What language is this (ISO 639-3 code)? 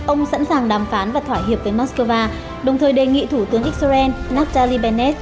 vie